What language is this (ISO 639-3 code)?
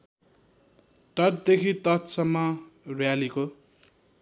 nep